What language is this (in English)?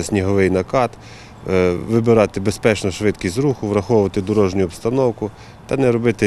Ukrainian